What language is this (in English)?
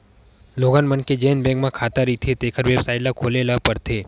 Chhattisgarhi